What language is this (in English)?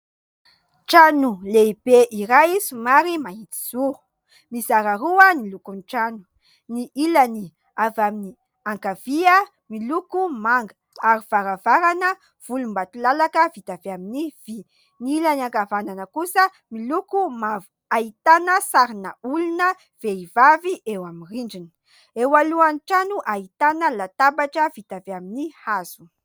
Malagasy